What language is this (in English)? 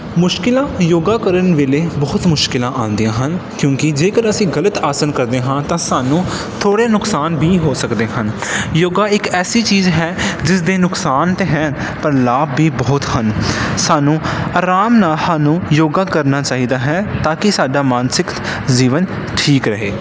Punjabi